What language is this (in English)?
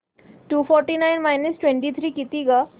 Marathi